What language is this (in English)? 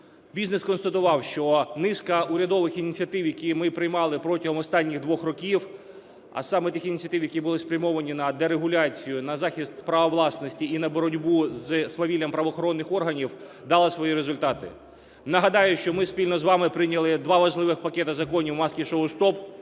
Ukrainian